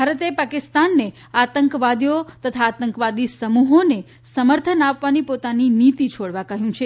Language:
Gujarati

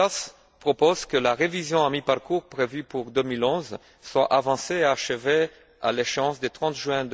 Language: French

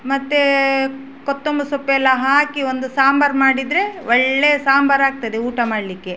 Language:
Kannada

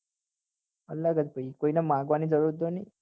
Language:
Gujarati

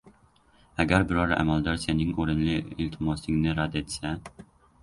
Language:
Uzbek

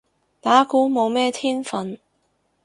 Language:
Cantonese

